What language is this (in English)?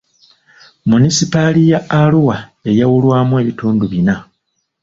Ganda